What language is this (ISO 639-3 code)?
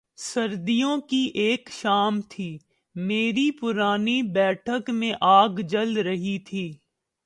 urd